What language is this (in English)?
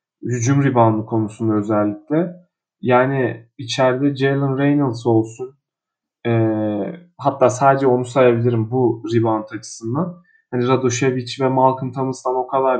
Turkish